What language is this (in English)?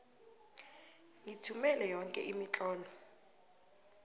South Ndebele